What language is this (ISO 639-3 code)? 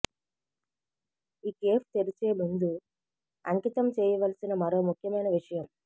tel